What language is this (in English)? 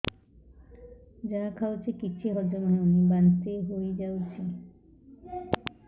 Odia